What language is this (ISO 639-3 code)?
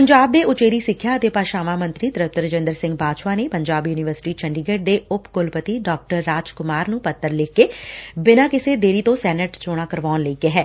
pan